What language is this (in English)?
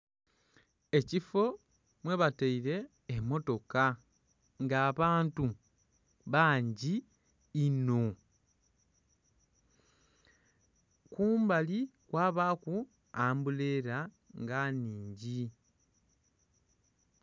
Soga